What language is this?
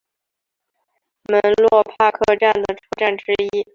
Chinese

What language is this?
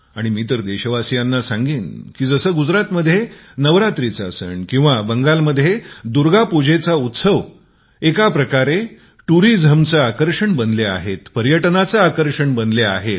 Marathi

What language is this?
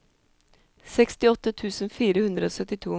Norwegian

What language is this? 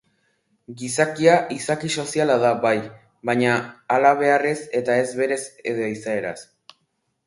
Basque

